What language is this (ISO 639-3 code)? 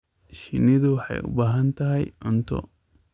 som